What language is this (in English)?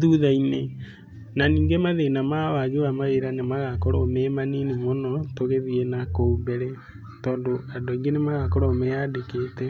Kikuyu